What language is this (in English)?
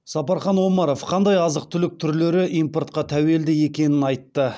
Kazakh